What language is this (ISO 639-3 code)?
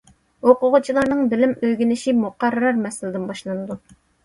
uig